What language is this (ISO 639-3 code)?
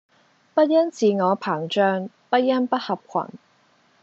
yue